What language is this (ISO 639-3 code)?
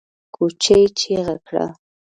pus